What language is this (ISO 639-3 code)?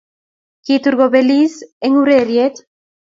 kln